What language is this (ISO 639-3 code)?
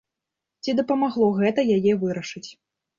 bel